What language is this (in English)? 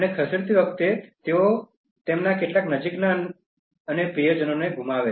Gujarati